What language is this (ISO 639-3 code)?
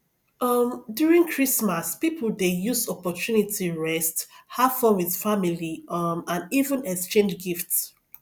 pcm